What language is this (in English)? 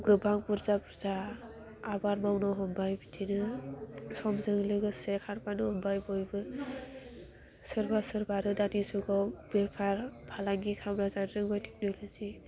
Bodo